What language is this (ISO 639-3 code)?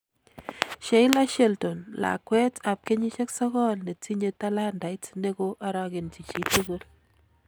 kln